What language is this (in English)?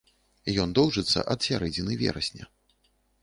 Belarusian